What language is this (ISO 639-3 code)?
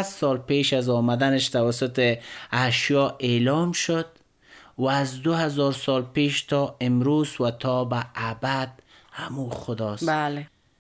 fas